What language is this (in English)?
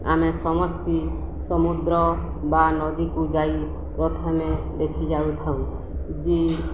Odia